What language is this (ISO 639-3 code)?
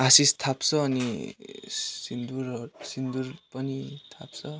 nep